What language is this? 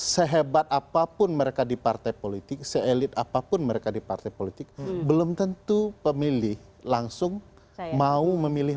Indonesian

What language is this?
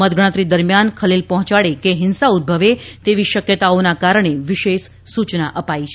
Gujarati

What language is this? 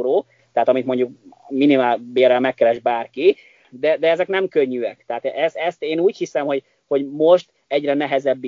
Hungarian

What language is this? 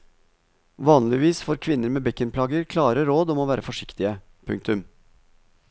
Norwegian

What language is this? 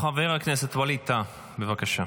Hebrew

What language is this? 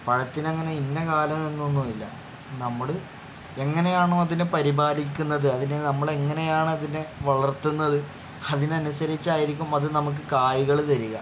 Malayalam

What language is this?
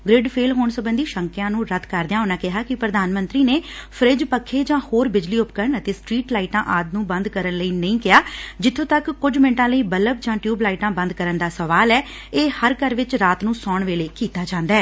Punjabi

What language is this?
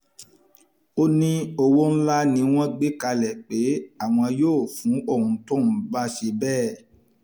Yoruba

